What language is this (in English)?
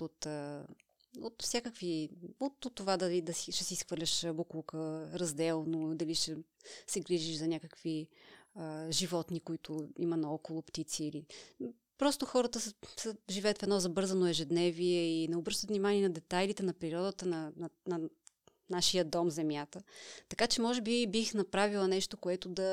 Bulgarian